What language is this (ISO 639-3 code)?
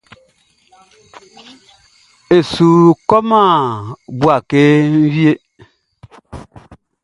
bci